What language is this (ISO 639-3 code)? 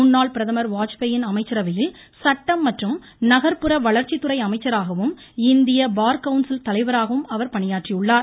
tam